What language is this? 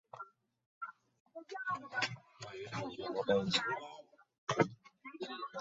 Chinese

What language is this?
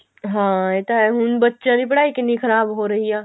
Punjabi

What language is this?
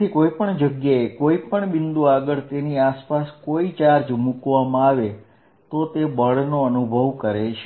Gujarati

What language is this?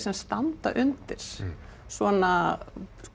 Icelandic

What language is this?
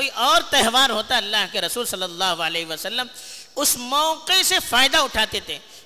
Urdu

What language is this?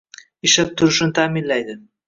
Uzbek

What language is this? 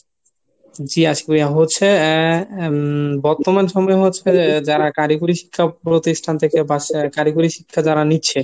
Bangla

